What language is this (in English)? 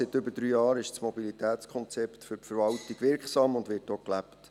Swiss German